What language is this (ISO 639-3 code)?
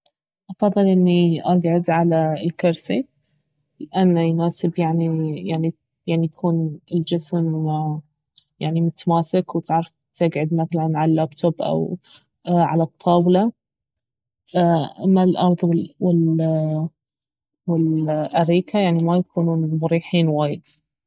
abv